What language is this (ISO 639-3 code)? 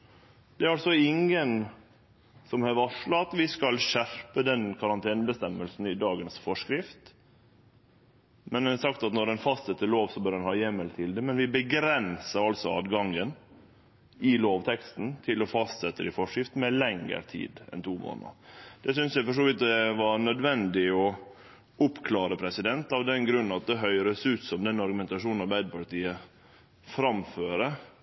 nno